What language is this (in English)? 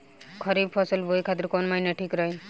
Bhojpuri